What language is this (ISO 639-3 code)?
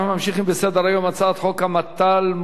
heb